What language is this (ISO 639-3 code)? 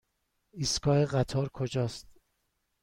fas